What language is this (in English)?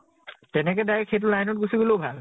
Assamese